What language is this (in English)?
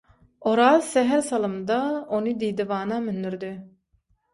Turkmen